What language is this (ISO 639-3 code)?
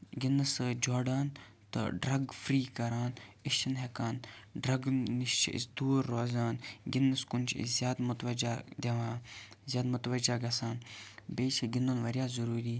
kas